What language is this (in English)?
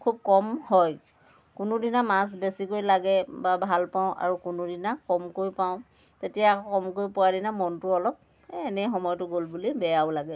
Assamese